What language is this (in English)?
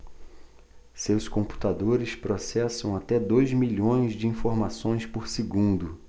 Portuguese